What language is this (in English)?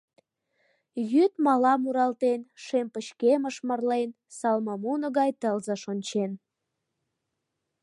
Mari